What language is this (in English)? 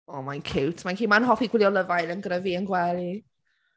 Welsh